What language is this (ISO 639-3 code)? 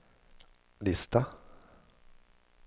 swe